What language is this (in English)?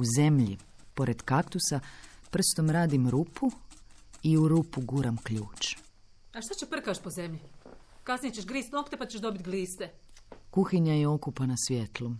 Croatian